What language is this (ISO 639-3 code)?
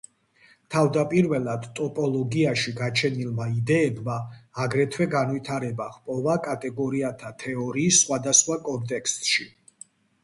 kat